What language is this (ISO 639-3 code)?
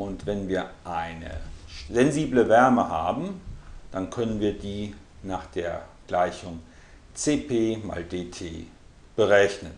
deu